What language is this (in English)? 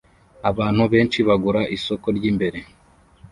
Kinyarwanda